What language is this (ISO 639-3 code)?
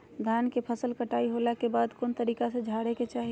mag